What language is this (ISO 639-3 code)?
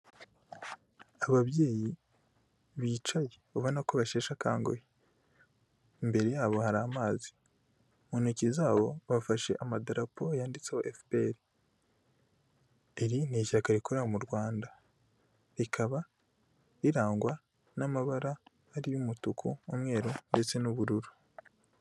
kin